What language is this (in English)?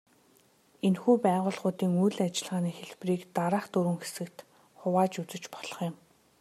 Mongolian